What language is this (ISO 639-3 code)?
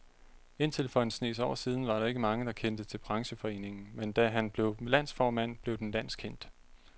dan